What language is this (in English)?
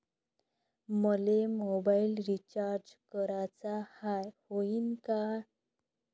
Marathi